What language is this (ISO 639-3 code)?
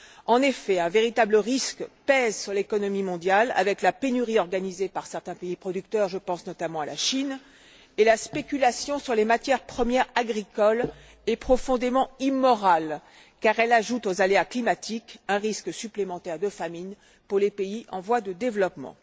fra